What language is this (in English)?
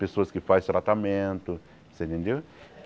Portuguese